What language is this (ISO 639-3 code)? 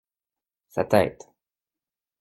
fra